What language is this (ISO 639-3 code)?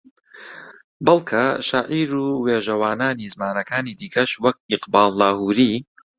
ckb